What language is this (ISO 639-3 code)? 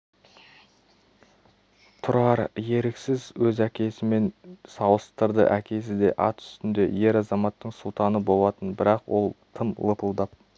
kaz